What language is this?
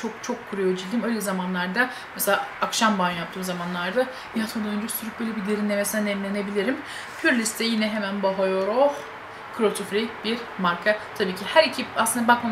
Turkish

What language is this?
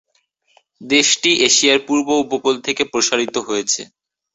Bangla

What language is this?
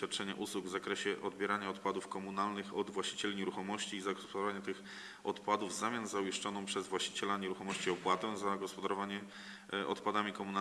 Polish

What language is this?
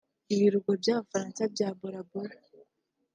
Kinyarwanda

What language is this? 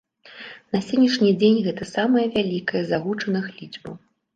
Belarusian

